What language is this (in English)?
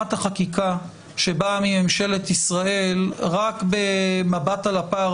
Hebrew